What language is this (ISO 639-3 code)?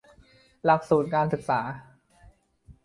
tha